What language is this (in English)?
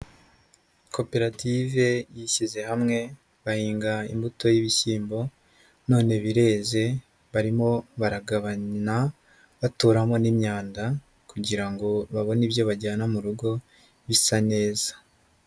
Kinyarwanda